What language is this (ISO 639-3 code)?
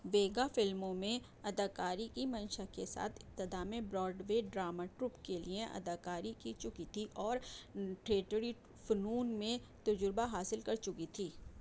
urd